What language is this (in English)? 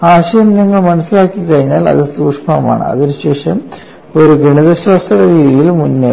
Malayalam